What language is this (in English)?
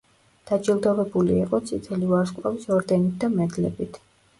Georgian